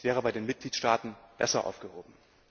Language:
German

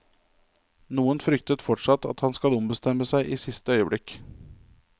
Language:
Norwegian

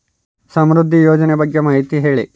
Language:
Kannada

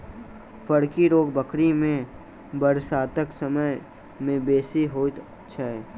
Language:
Maithili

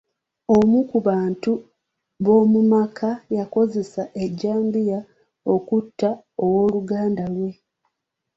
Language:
Ganda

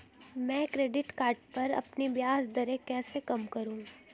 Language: Hindi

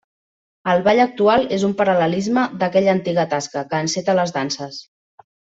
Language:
Catalan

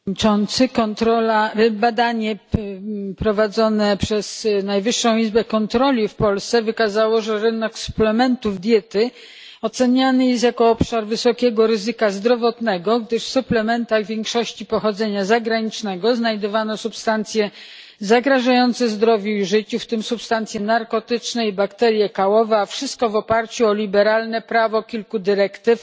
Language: Polish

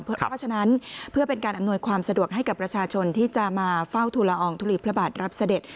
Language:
Thai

